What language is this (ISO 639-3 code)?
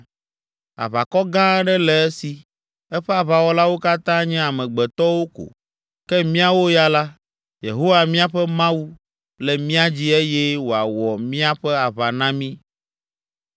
ewe